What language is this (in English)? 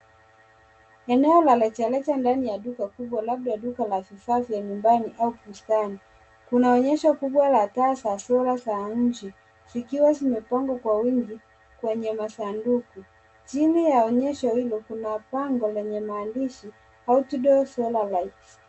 Swahili